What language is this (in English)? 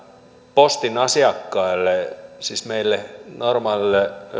Finnish